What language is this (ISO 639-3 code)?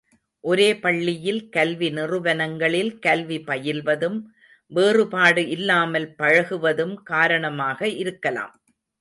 tam